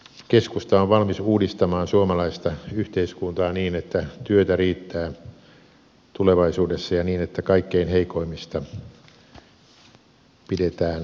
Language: Finnish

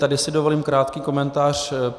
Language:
Czech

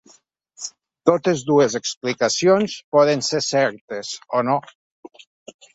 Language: Catalan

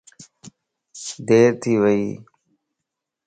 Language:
Lasi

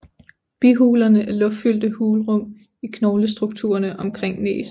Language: Danish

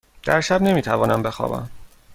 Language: Persian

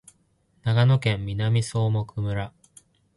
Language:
Japanese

